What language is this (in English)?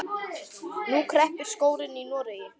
Icelandic